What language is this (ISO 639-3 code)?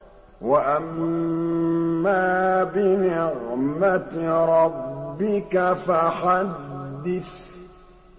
ara